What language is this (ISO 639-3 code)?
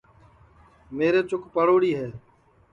ssi